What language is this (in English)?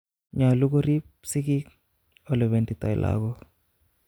Kalenjin